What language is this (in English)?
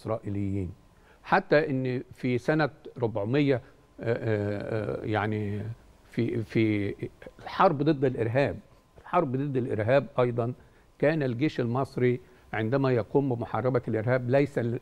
Arabic